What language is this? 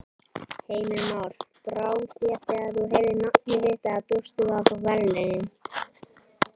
Icelandic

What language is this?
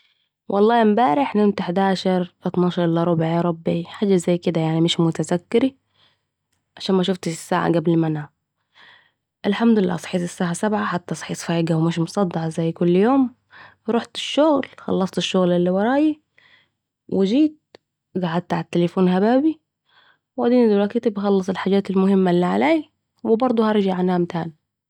Saidi Arabic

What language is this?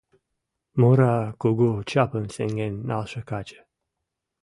Mari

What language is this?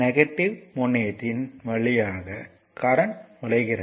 Tamil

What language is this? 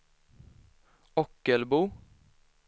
Swedish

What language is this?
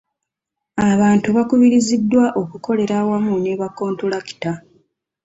Ganda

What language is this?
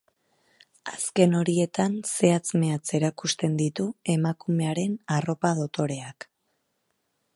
Basque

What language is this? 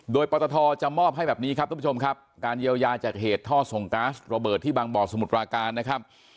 Thai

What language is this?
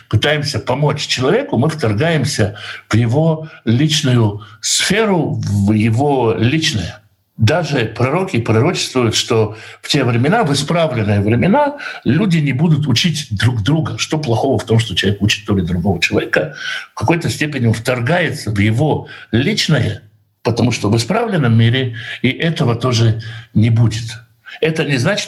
Russian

